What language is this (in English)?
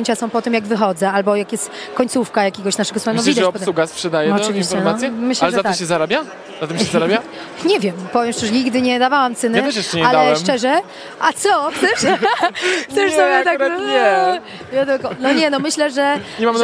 Polish